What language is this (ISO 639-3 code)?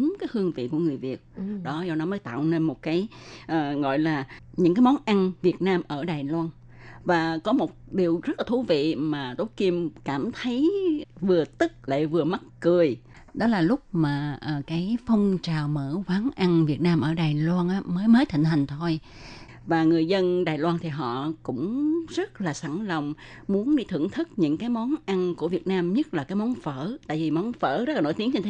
vie